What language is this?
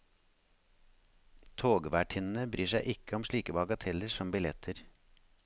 Norwegian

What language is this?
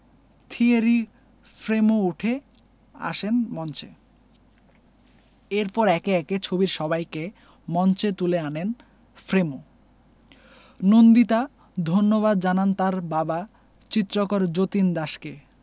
Bangla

